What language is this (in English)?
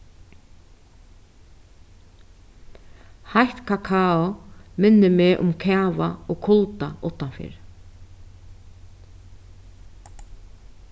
Faroese